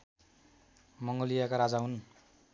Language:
Nepali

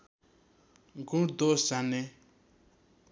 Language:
Nepali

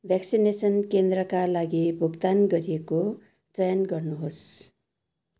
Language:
Nepali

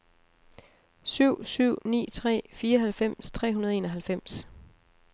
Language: Danish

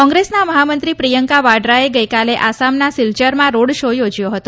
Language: Gujarati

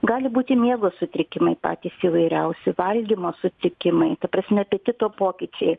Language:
Lithuanian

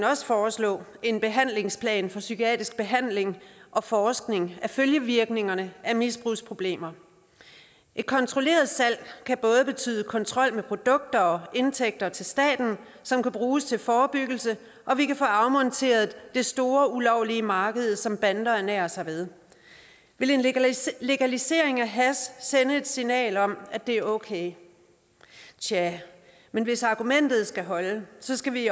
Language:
Danish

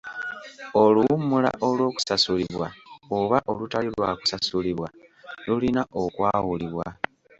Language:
Ganda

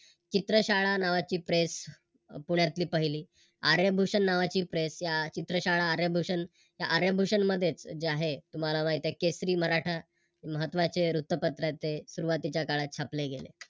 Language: Marathi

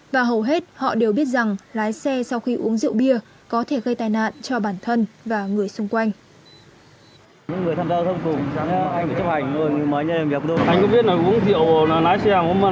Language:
Vietnamese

